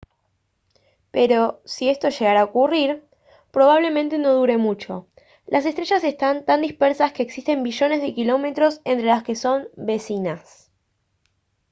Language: Spanish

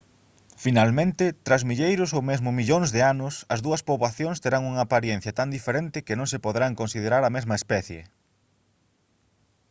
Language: Galician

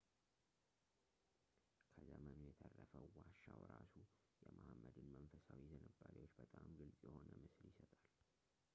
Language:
Amharic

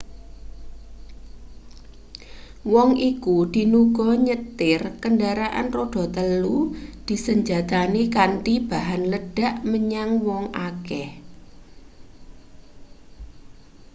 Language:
Javanese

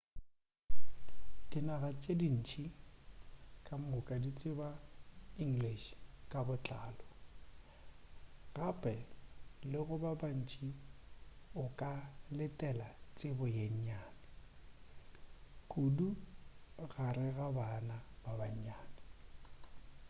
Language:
Northern Sotho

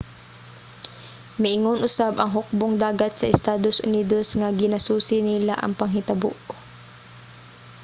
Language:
Cebuano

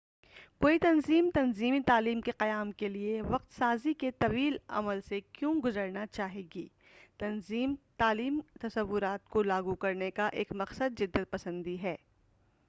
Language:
Urdu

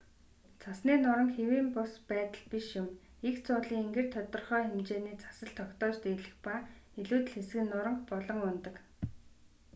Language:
Mongolian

